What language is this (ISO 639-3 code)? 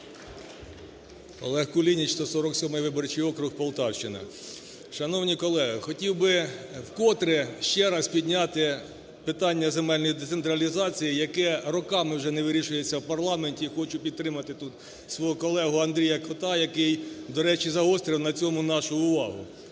ukr